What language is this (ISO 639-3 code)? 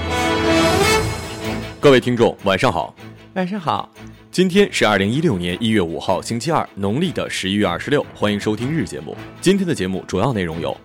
zho